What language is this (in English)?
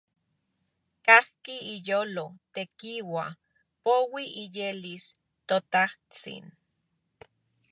Central Puebla Nahuatl